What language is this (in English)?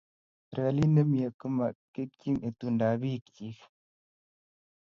Kalenjin